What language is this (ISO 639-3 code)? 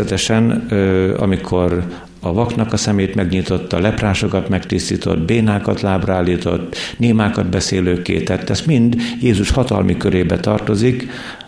hun